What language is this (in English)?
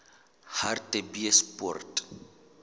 Southern Sotho